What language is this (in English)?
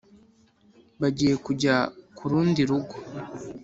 Kinyarwanda